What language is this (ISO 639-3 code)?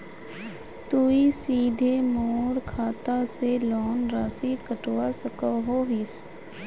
mag